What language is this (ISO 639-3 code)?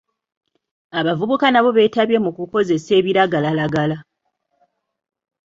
lug